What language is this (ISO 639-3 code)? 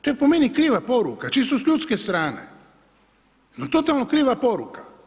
hrv